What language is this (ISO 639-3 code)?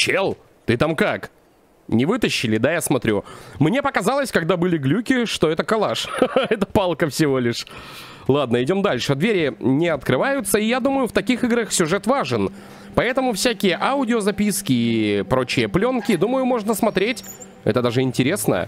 rus